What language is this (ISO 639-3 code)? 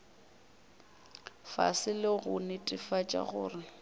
nso